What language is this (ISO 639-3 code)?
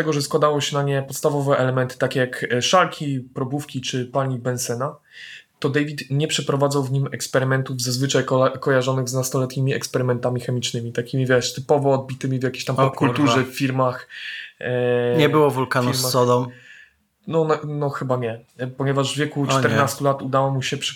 pol